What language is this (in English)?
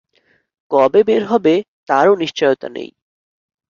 Bangla